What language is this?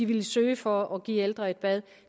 Danish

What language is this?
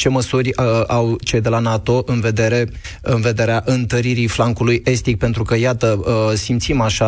Romanian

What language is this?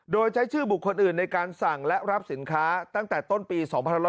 Thai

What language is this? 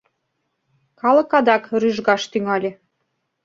Mari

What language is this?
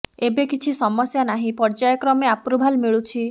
Odia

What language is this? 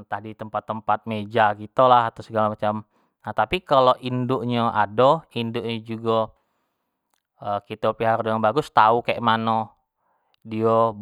Jambi Malay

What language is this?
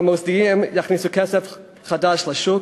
Hebrew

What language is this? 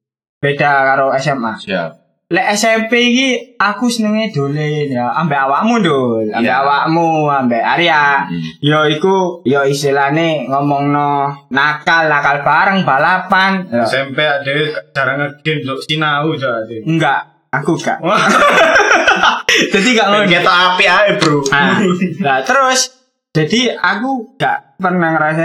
Indonesian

